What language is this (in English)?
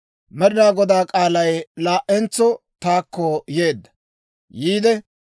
Dawro